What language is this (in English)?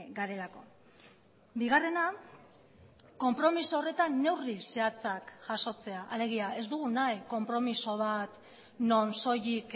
Basque